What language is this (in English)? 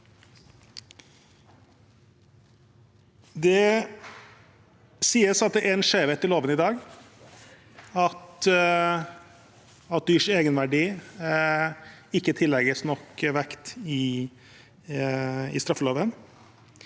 Norwegian